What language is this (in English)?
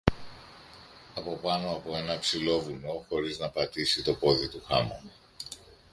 Greek